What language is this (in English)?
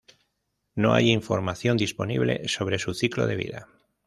Spanish